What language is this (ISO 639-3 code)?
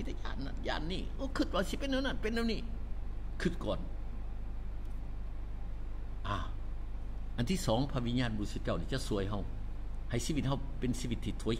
tha